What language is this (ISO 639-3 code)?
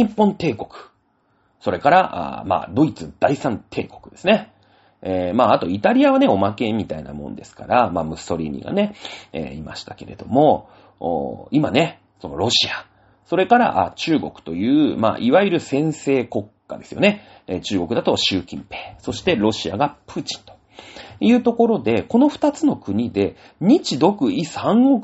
jpn